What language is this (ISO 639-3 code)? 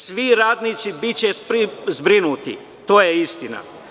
srp